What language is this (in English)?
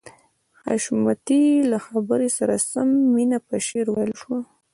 Pashto